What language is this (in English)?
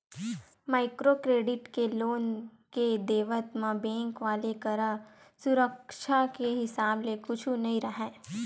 Chhattisgarhi